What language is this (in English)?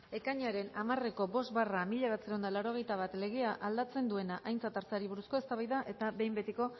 Basque